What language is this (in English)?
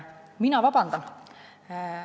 Estonian